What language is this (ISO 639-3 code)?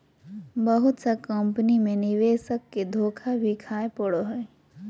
mag